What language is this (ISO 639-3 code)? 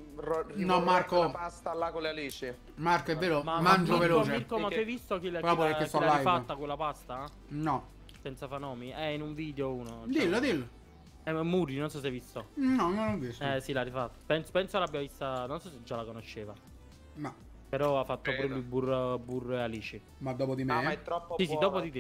ita